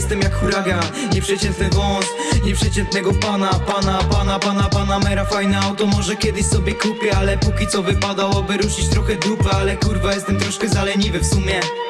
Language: Polish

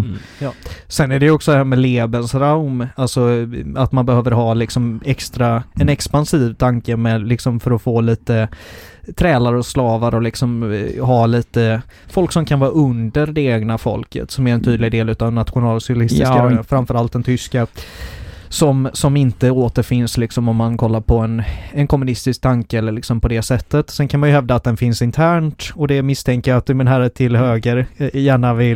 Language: Swedish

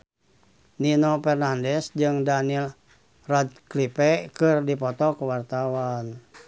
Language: Sundanese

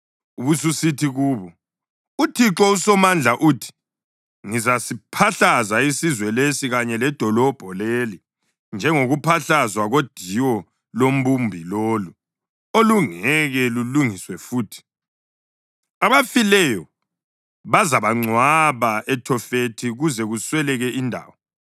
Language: North Ndebele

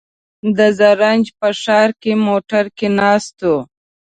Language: Pashto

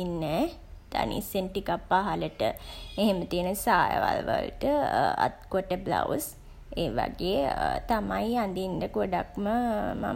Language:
Sinhala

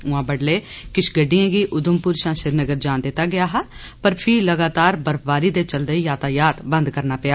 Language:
Dogri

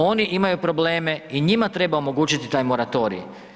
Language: Croatian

